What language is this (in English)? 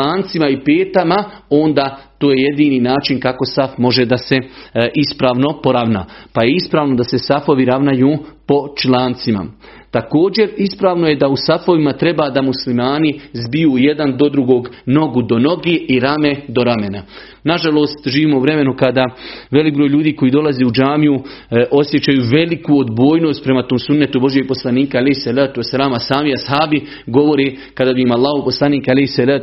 Croatian